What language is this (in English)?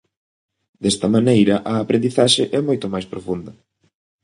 Galician